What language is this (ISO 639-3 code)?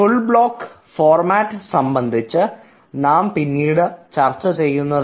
mal